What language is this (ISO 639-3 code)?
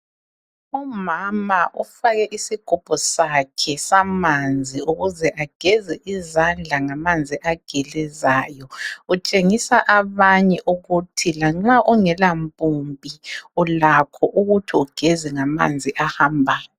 nde